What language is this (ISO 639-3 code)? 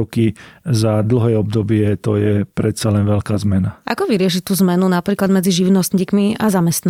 slk